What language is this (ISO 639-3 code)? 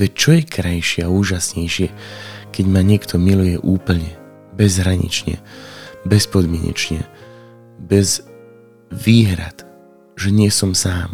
slk